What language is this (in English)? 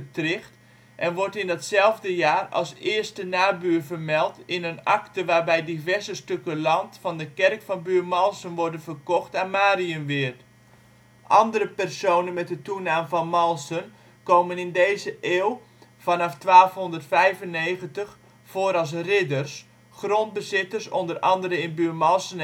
Dutch